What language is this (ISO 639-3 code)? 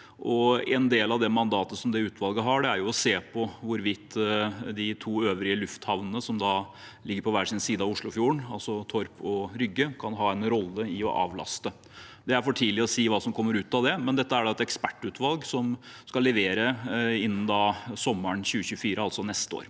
nor